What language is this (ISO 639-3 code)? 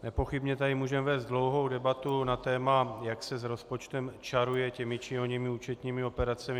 ces